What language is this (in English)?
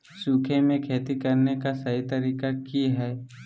Magahi